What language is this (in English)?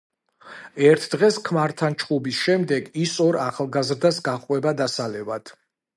Georgian